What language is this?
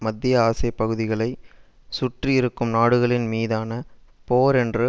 Tamil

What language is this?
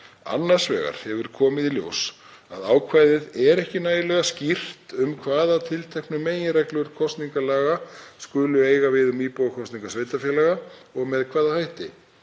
Icelandic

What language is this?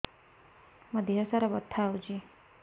Odia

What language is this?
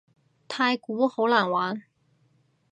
Cantonese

